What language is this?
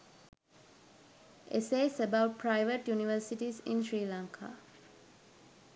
Sinhala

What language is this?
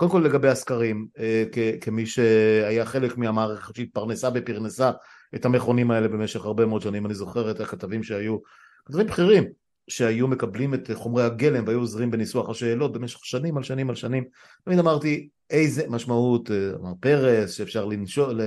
Hebrew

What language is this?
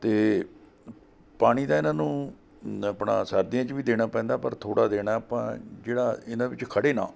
Punjabi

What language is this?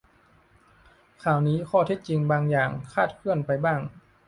Thai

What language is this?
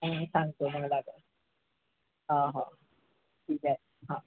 Marathi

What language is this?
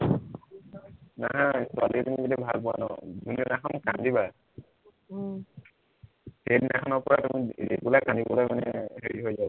Assamese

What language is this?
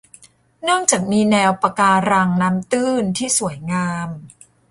Thai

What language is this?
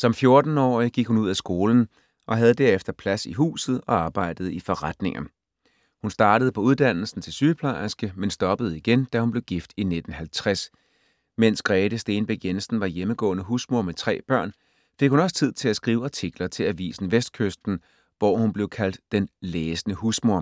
Danish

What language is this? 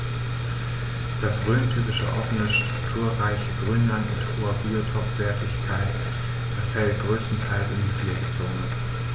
German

